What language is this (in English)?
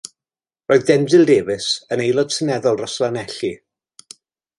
Welsh